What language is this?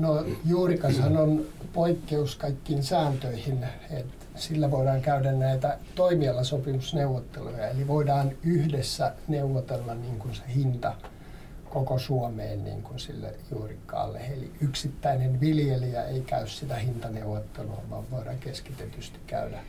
Finnish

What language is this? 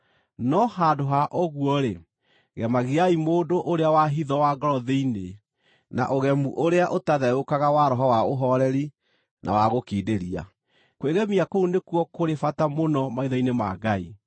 Kikuyu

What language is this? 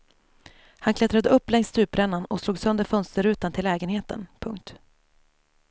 Swedish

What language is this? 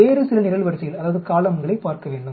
Tamil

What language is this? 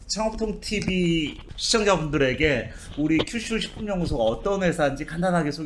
Korean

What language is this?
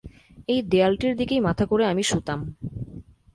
Bangla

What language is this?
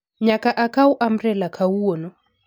Luo (Kenya and Tanzania)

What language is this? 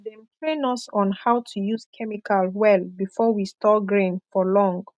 Nigerian Pidgin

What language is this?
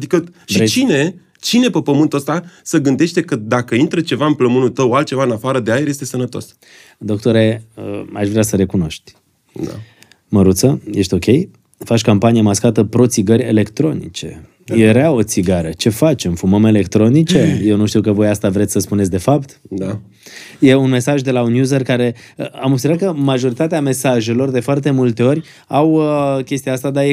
Romanian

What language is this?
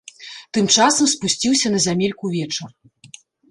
Belarusian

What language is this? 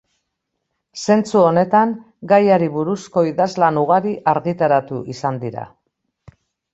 Basque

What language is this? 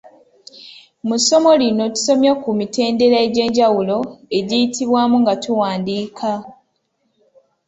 Ganda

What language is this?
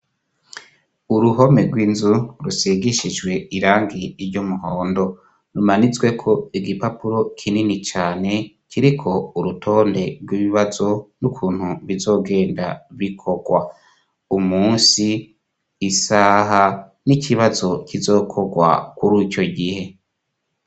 Rundi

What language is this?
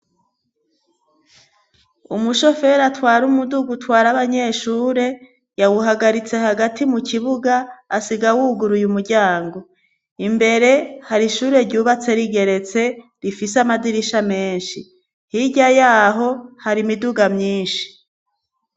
Rundi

